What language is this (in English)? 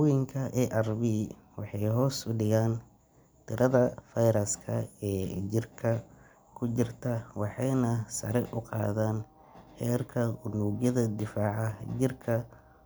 Somali